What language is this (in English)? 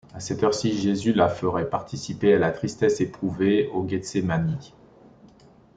French